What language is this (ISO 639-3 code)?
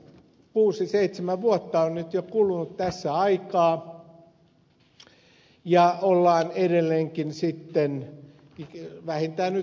fin